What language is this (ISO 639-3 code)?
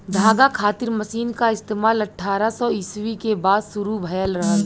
bho